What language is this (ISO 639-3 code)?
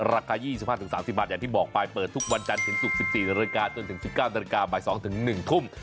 tha